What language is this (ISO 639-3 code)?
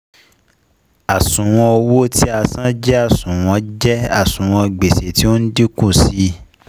yor